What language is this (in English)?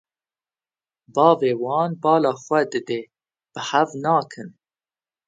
Kurdish